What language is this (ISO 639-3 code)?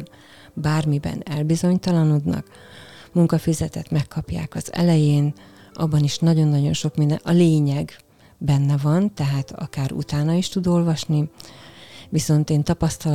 hun